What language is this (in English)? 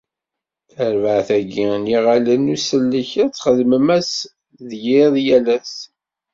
Kabyle